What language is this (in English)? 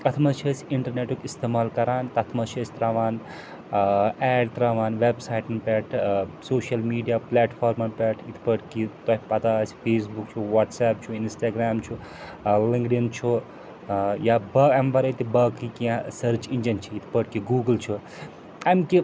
Kashmiri